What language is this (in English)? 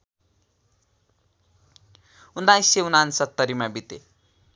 Nepali